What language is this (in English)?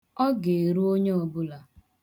Igbo